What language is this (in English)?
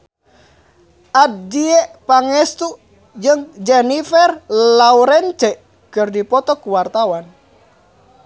Sundanese